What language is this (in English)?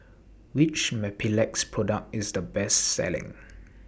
English